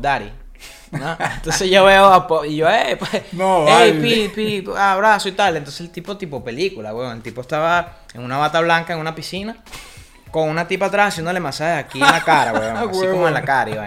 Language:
Spanish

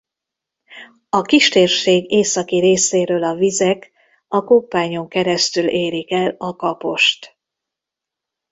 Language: Hungarian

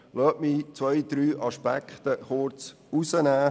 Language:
Swiss German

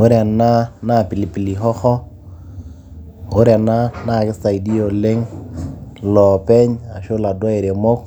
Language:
Masai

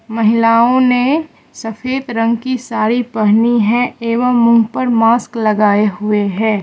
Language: Hindi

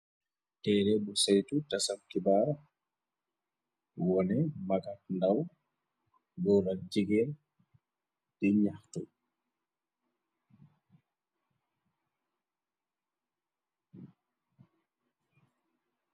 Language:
Wolof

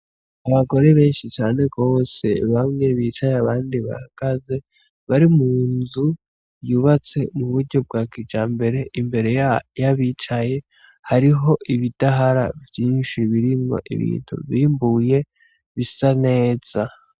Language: Rundi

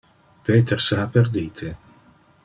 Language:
Interlingua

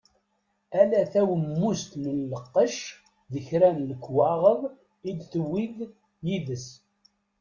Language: Kabyle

